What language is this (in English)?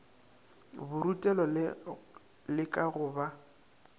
Northern Sotho